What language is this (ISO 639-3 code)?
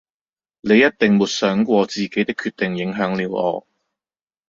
yue